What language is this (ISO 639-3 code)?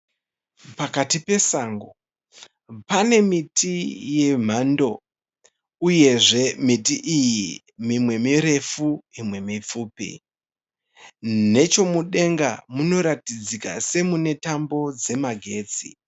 sna